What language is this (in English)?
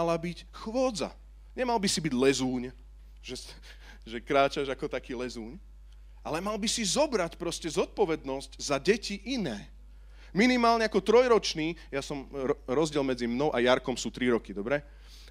Slovak